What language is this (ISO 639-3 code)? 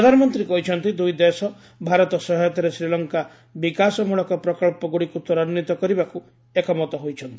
ori